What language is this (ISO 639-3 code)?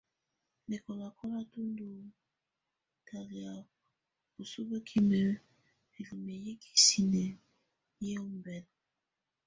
tvu